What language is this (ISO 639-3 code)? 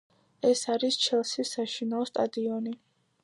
kat